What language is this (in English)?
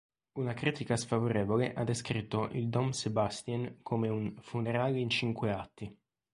Italian